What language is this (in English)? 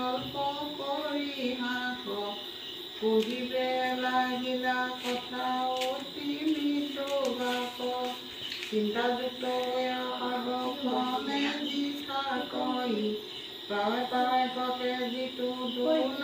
Indonesian